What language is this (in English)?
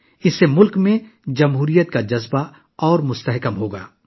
Urdu